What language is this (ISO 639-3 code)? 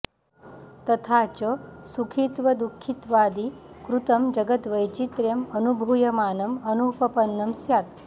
san